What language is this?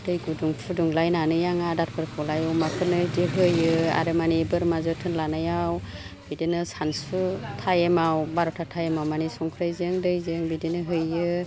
Bodo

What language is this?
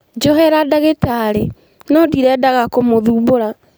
Kikuyu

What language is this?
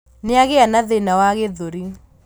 Kikuyu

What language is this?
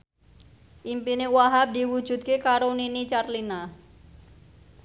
Javanese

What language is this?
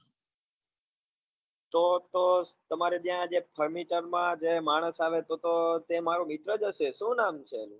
Gujarati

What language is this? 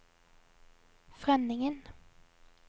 Norwegian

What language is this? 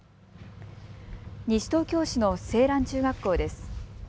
Japanese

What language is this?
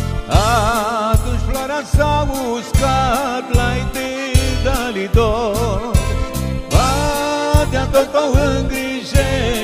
Romanian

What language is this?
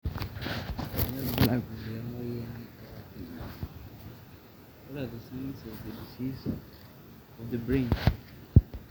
Masai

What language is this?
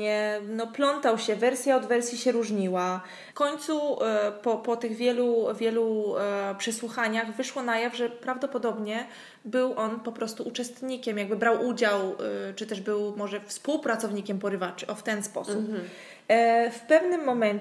Polish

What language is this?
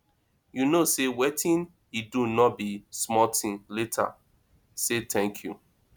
Nigerian Pidgin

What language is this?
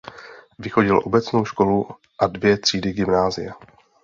Czech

